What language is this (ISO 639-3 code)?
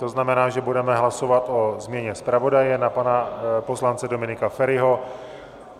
ces